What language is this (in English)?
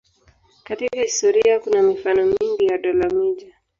Swahili